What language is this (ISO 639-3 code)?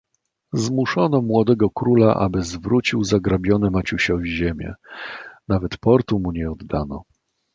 pol